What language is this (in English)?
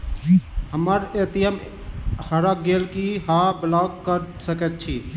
Maithili